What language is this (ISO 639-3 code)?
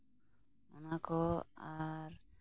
sat